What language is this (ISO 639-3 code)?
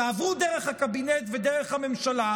heb